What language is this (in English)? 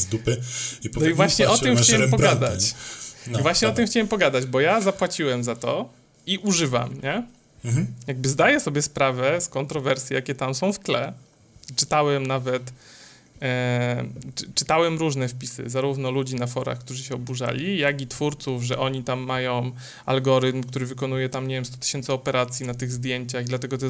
Polish